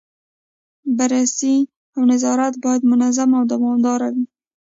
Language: Pashto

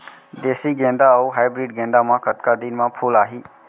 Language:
Chhattisgarhi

